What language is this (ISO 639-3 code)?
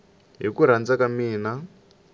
tso